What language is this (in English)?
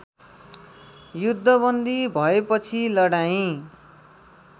Nepali